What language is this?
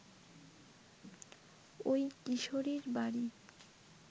Bangla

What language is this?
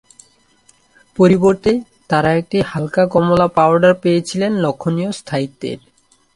Bangla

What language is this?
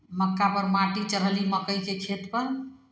Maithili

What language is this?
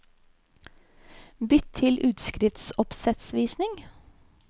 Norwegian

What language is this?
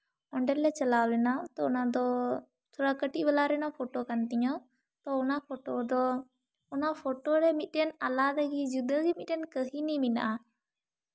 Santali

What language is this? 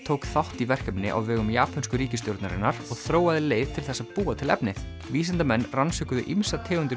Icelandic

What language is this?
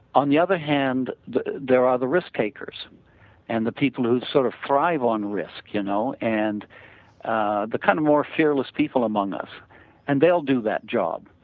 English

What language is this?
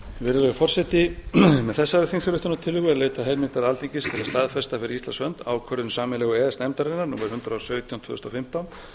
Icelandic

